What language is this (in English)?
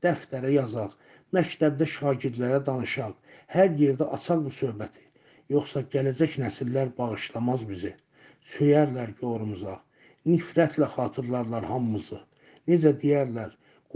Turkish